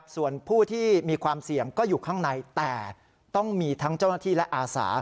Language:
Thai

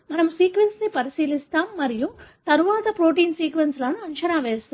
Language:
Telugu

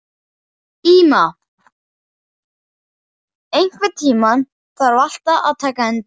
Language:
Icelandic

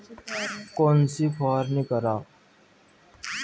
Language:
Marathi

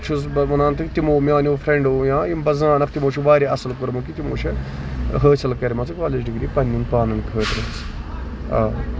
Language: Kashmiri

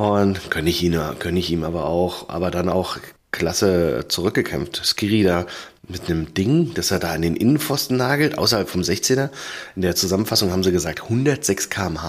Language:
German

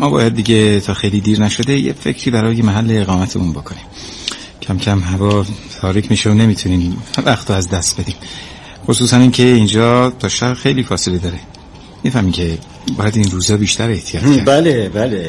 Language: Persian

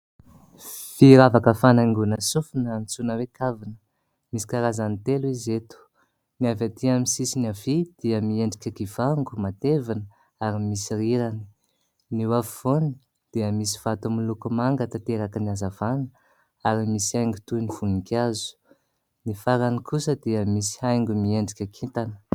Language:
Malagasy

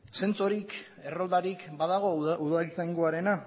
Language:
Basque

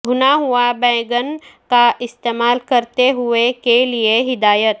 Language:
Urdu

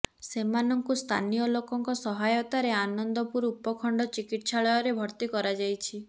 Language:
Odia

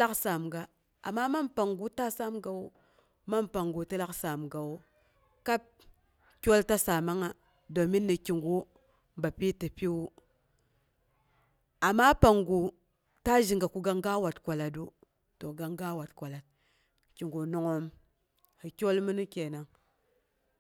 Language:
Boghom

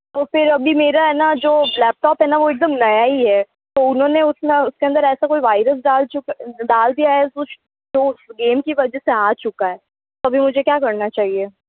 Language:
Hindi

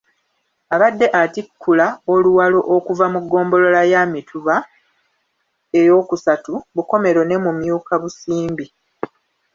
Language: Ganda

